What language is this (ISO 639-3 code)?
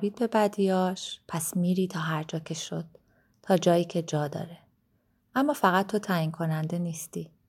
fas